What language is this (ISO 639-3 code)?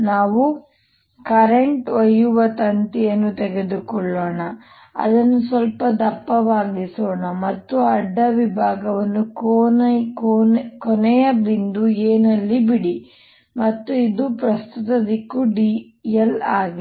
kan